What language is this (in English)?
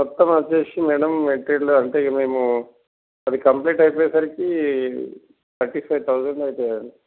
Telugu